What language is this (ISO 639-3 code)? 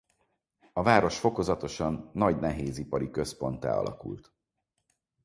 hun